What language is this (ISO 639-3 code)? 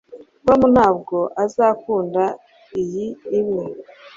kin